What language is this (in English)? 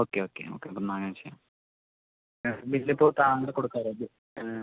Malayalam